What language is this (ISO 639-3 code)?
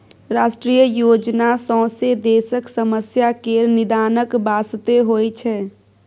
mai